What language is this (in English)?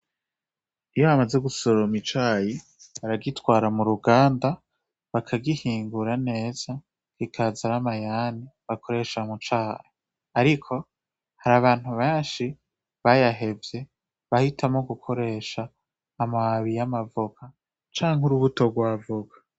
Rundi